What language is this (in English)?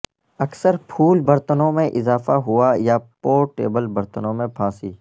Urdu